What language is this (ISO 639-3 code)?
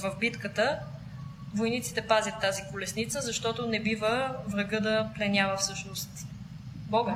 bul